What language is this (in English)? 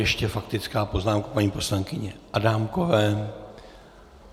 Czech